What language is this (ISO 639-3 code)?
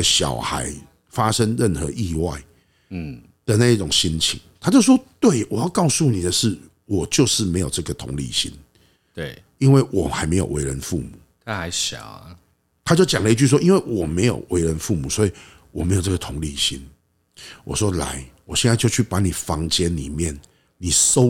zho